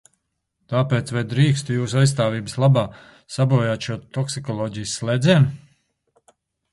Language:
Latvian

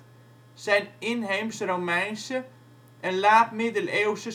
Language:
Dutch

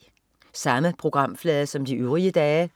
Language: Danish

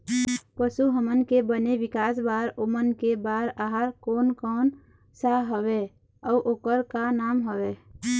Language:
Chhattisgarhi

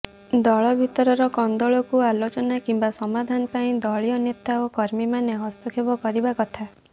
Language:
Odia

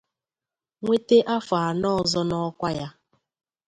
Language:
Igbo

